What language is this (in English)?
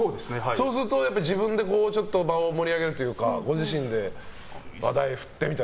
Japanese